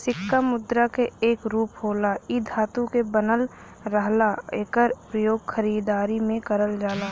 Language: Bhojpuri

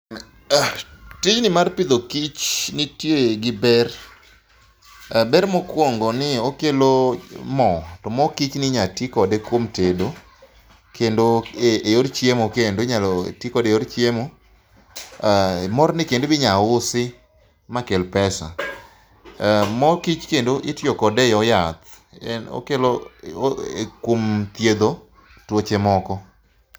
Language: Luo (Kenya and Tanzania)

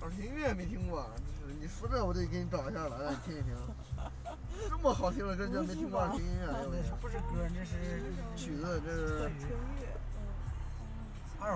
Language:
Chinese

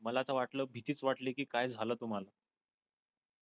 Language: Marathi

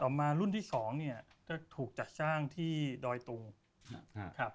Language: Thai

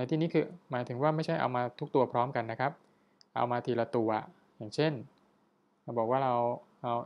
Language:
Thai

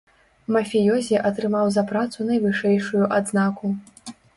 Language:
Belarusian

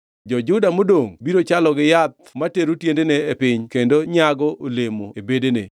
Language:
Luo (Kenya and Tanzania)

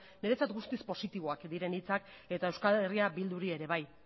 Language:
Basque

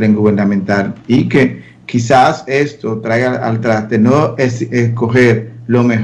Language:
Spanish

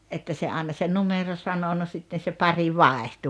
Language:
Finnish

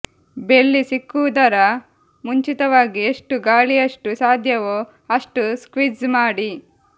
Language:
Kannada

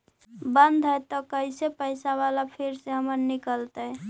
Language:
Magahi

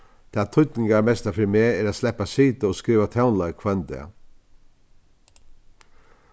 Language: Faroese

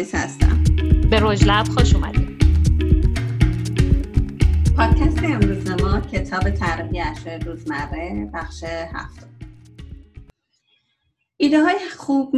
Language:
Persian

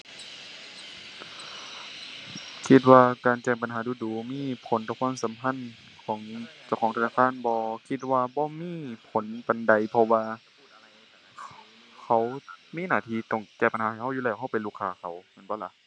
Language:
Thai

